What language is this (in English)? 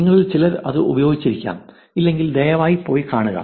Malayalam